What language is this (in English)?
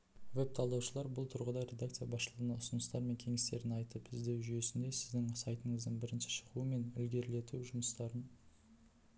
Kazakh